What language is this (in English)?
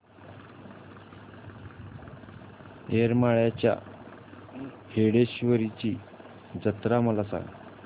Marathi